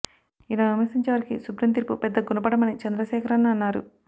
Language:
Telugu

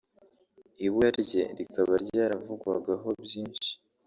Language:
Kinyarwanda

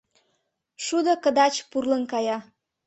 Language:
Mari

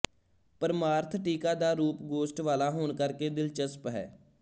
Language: Punjabi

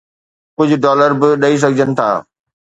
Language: Sindhi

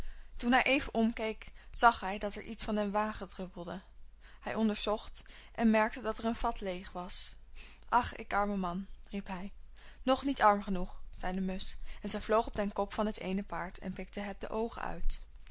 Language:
Dutch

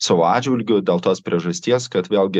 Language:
Lithuanian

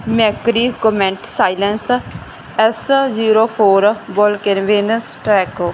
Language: Punjabi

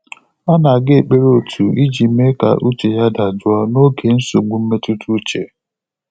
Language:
Igbo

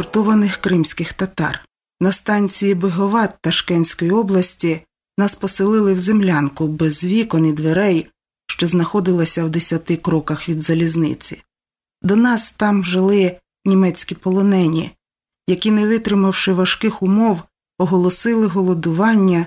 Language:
Ukrainian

